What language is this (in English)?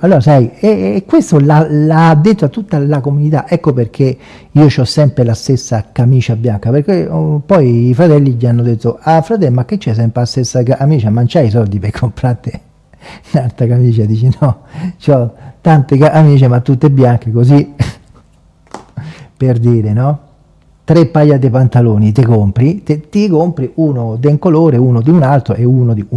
Italian